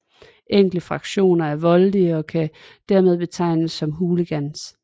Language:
Danish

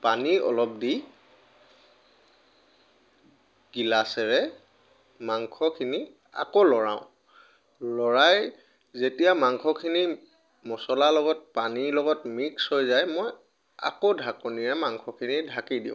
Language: Assamese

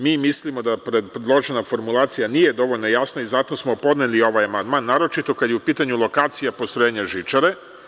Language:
Serbian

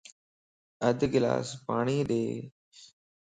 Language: Lasi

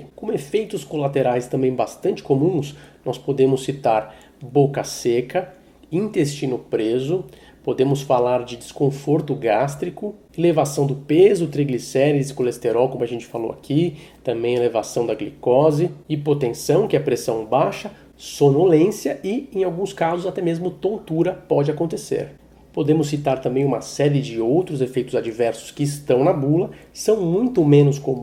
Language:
Portuguese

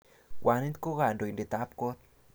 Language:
Kalenjin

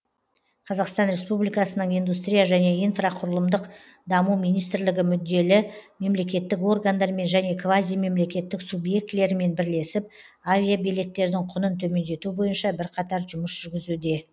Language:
Kazakh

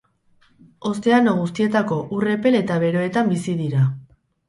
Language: Basque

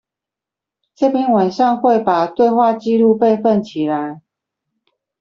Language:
Chinese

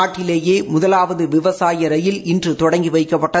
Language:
Tamil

